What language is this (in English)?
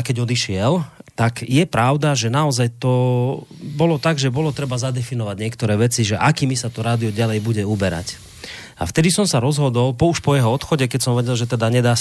Slovak